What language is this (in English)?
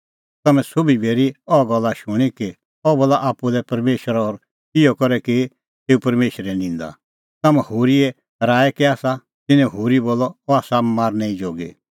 Kullu Pahari